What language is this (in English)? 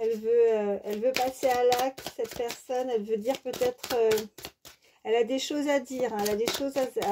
French